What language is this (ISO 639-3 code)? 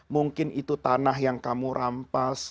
ind